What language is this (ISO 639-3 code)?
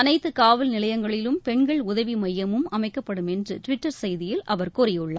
tam